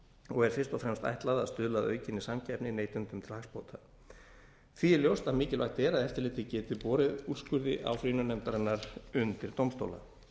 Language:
Icelandic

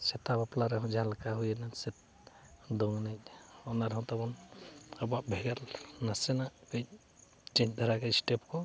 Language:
Santali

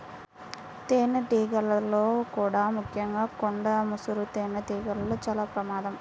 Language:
Telugu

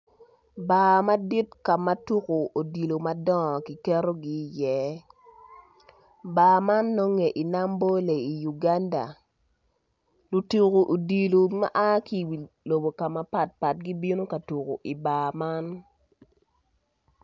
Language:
Acoli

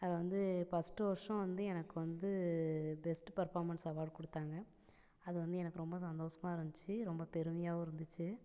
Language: Tamil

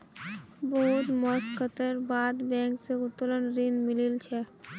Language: Magahi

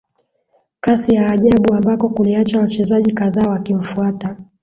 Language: Swahili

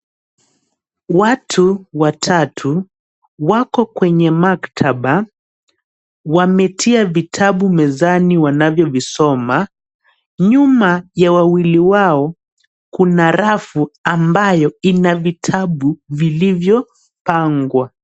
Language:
Swahili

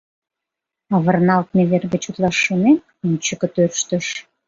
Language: Mari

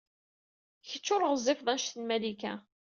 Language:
Kabyle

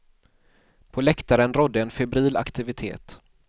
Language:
Swedish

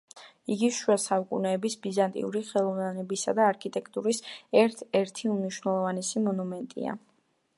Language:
Georgian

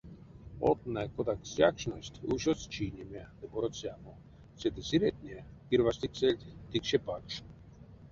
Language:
Erzya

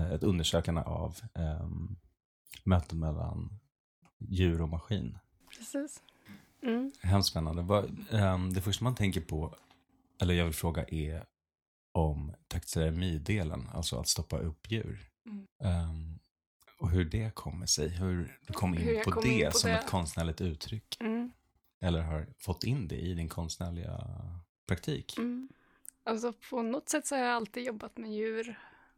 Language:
Swedish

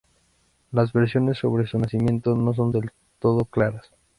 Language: Spanish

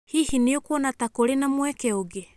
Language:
Kikuyu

